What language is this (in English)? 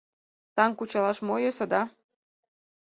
Mari